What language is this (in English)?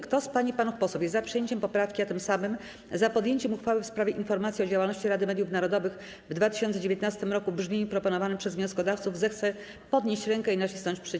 Polish